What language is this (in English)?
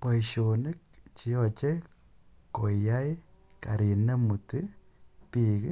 Kalenjin